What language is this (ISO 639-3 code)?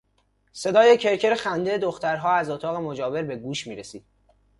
fas